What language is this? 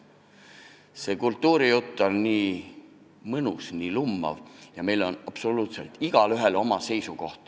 Estonian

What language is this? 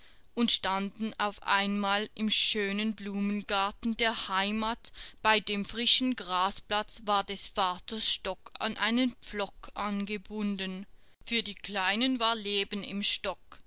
German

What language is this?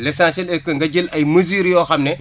Wolof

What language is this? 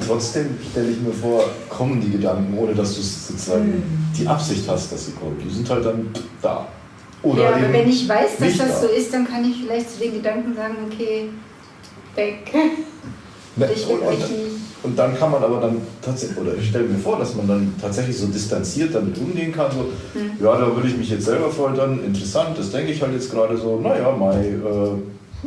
German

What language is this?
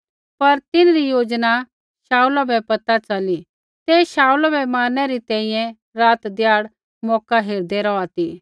Kullu Pahari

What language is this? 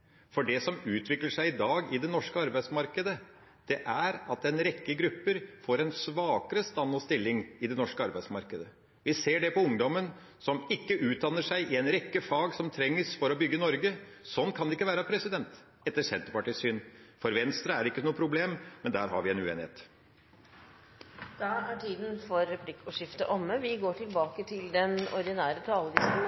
Norwegian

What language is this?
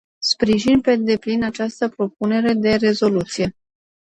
Romanian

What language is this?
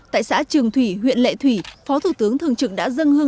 Vietnamese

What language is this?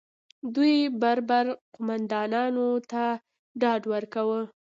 Pashto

